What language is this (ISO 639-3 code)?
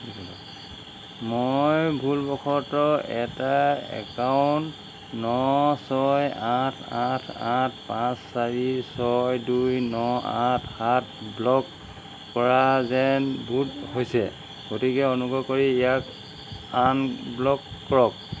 asm